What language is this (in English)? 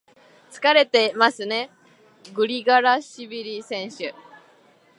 Japanese